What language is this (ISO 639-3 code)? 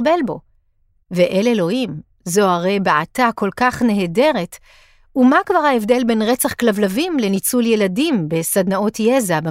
heb